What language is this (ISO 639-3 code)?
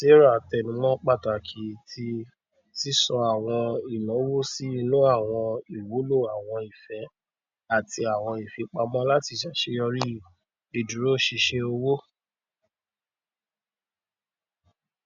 yor